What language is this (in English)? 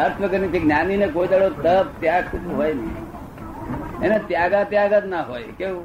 Gujarati